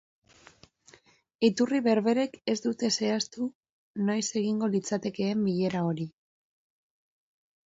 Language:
Basque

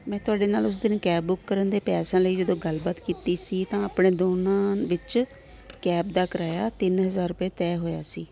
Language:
Punjabi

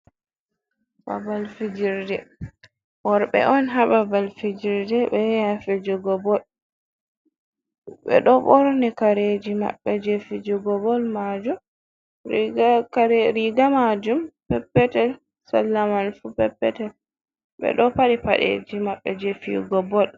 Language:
Fula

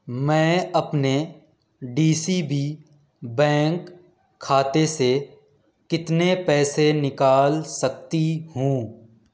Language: Urdu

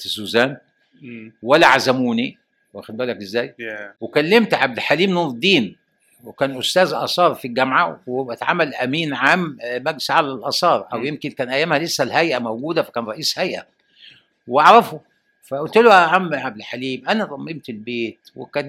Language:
Arabic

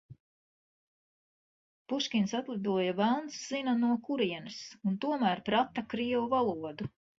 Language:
Latvian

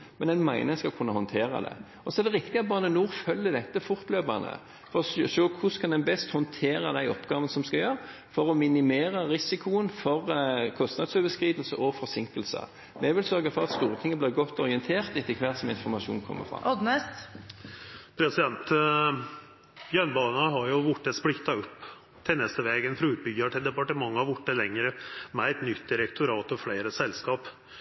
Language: Norwegian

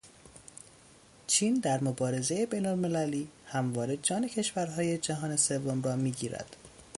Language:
Persian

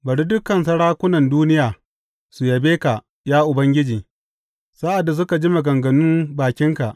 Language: Hausa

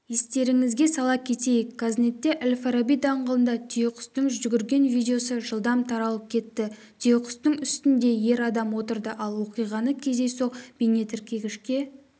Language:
Kazakh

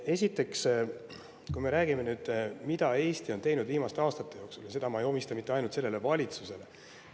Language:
Estonian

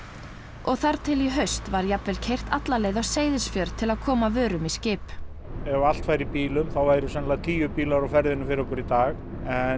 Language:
Icelandic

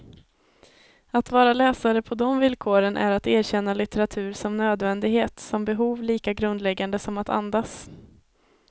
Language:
Swedish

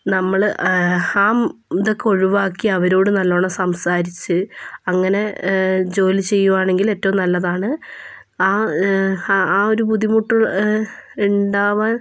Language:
Malayalam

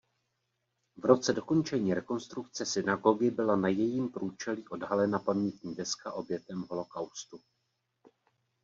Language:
Czech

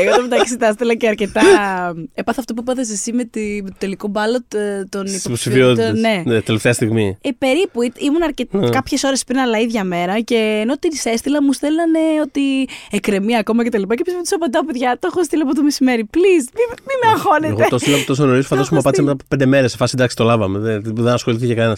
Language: Greek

